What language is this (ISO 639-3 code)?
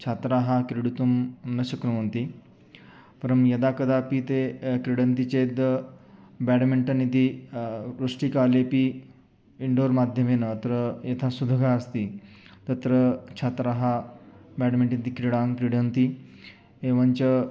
san